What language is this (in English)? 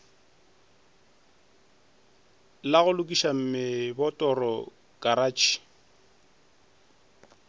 Northern Sotho